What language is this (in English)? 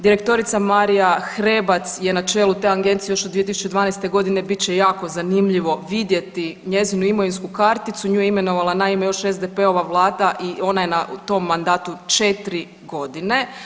Croatian